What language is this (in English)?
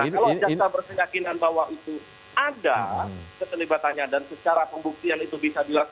Indonesian